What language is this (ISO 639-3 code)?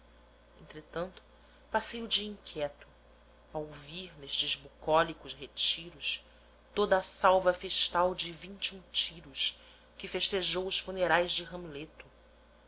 por